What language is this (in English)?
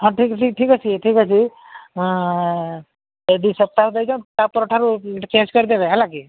Odia